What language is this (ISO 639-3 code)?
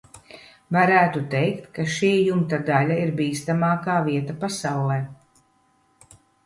lav